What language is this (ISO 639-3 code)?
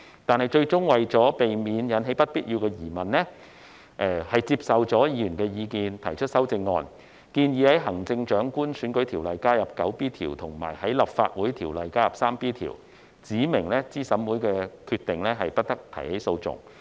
yue